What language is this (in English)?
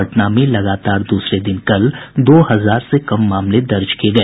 Hindi